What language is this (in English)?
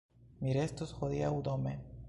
Esperanto